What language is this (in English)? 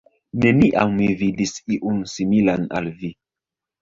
Esperanto